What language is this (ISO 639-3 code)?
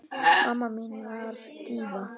isl